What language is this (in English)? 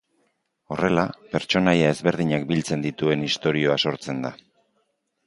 Basque